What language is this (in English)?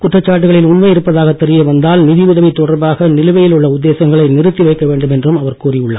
Tamil